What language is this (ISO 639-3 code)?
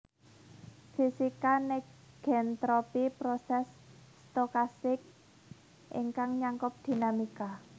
jav